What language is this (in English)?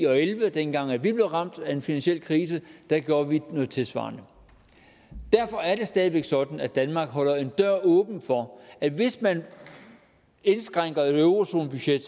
Danish